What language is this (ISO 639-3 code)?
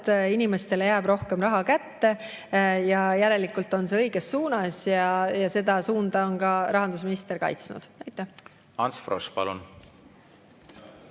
est